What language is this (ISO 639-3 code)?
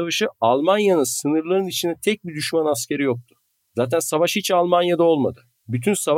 tur